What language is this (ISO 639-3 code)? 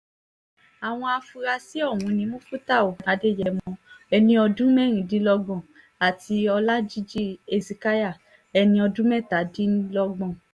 yor